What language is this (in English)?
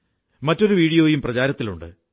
Malayalam